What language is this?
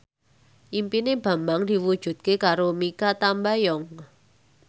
Javanese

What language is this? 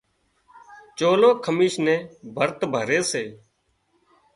Wadiyara Koli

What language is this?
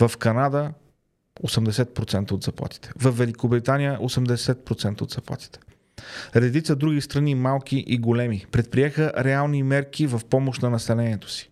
Bulgarian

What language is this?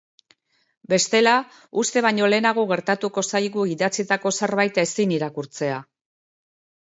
Basque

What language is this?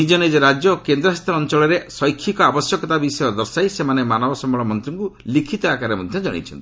Odia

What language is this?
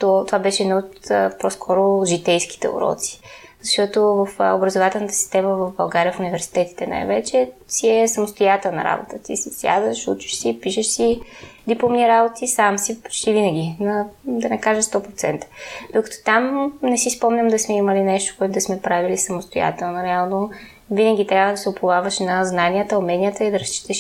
Bulgarian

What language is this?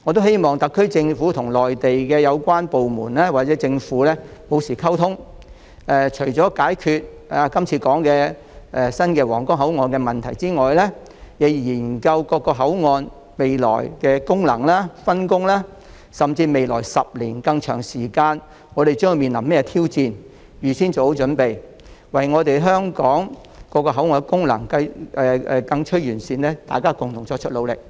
Cantonese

